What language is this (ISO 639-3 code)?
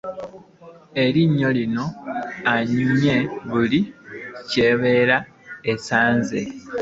lug